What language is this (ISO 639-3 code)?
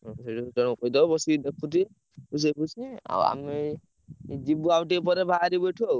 ori